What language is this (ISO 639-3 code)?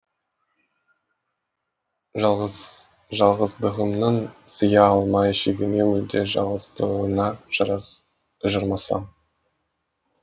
kaz